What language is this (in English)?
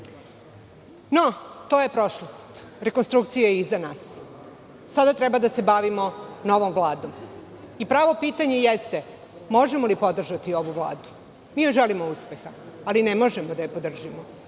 Serbian